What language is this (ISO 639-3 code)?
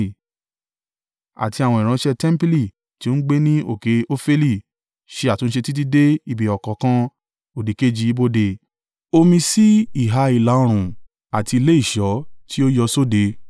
yor